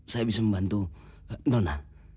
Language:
Indonesian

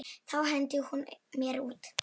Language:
Icelandic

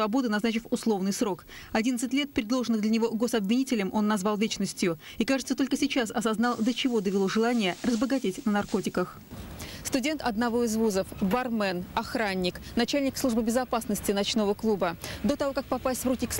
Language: Russian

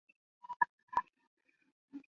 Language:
Chinese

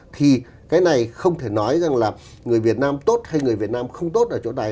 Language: Vietnamese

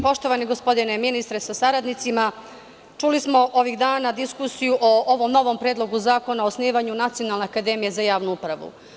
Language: Serbian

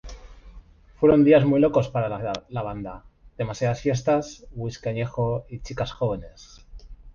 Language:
Spanish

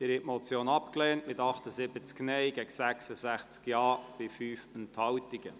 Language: Swiss German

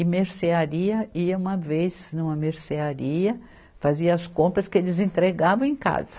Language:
Portuguese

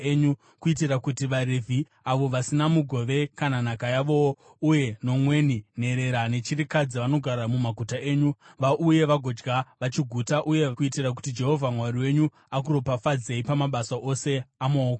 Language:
Shona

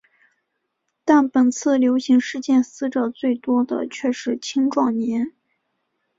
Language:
Chinese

